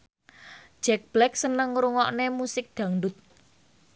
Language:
Javanese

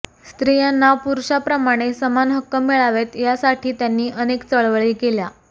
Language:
Marathi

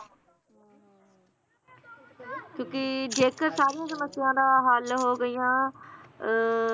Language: Punjabi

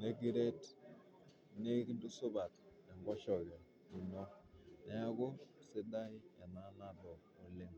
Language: Masai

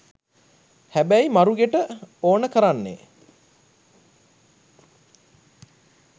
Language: Sinhala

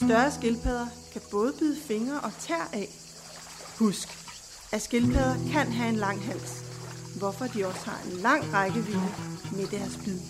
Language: Danish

